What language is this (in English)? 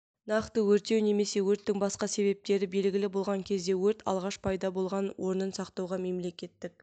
Kazakh